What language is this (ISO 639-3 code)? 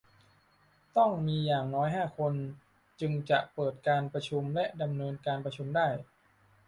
tha